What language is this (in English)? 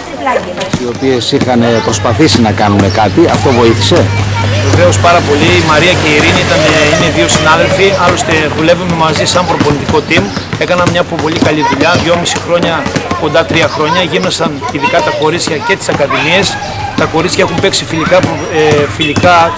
Greek